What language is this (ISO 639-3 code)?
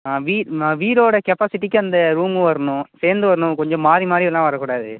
tam